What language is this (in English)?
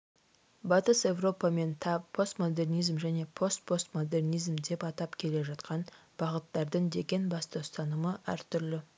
Kazakh